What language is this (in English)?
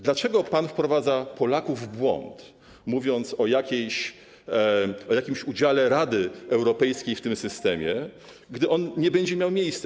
Polish